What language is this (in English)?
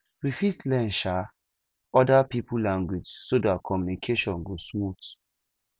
Nigerian Pidgin